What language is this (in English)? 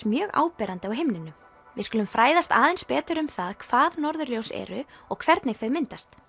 Icelandic